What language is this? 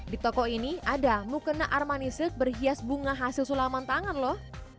Indonesian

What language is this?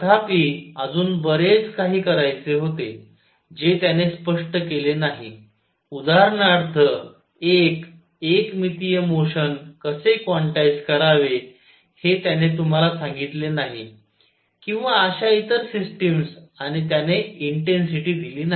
Marathi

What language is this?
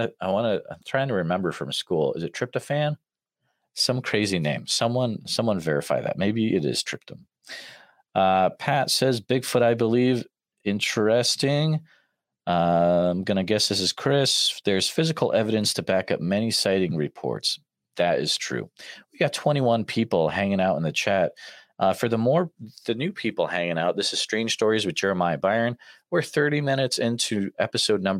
English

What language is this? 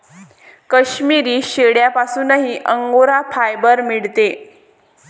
Marathi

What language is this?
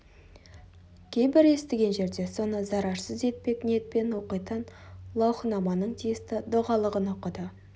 Kazakh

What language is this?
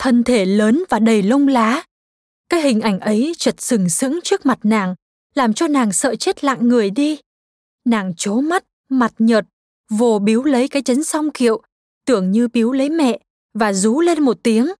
Vietnamese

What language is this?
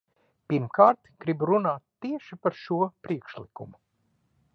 Latvian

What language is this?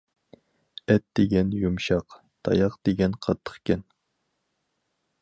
Uyghur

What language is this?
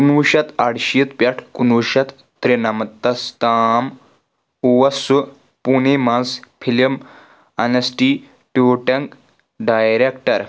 Kashmiri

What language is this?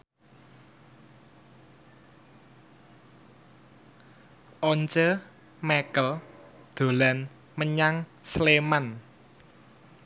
Javanese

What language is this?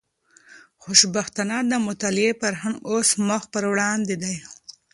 Pashto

